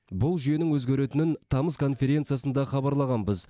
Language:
Kazakh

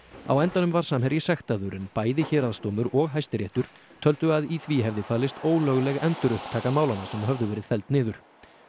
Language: Icelandic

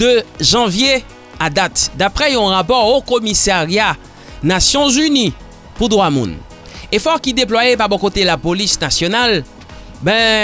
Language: French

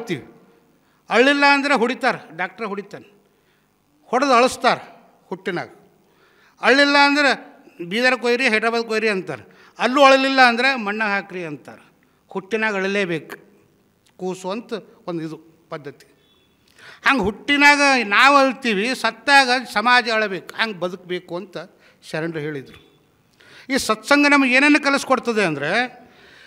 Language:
Kannada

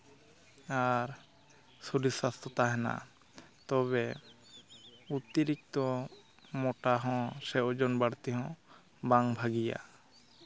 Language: Santali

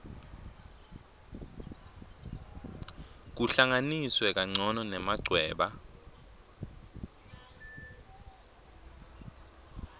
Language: Swati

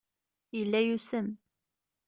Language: Kabyle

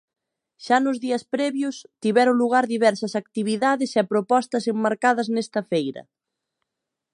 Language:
Galician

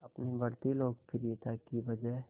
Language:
Hindi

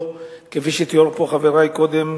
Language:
Hebrew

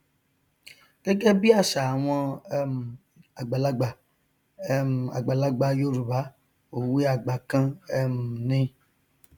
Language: Yoruba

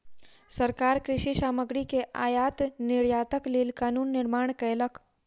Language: Maithili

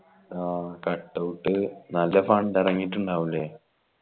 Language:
Malayalam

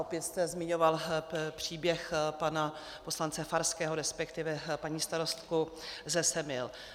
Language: Czech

